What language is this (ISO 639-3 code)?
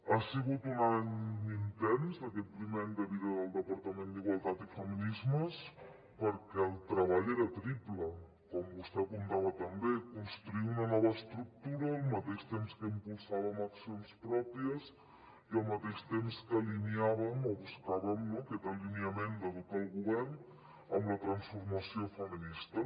cat